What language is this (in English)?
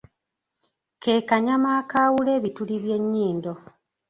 Ganda